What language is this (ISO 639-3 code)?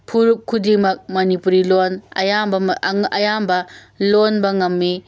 mni